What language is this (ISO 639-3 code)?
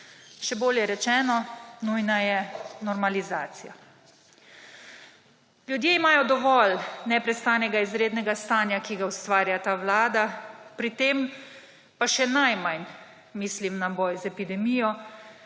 slv